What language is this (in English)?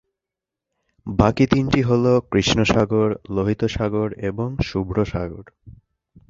Bangla